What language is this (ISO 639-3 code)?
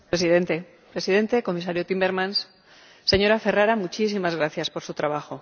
spa